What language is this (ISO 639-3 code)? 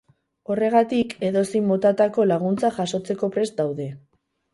eus